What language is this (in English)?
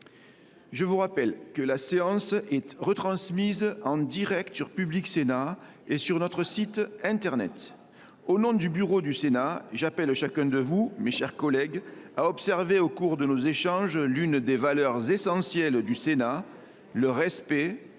French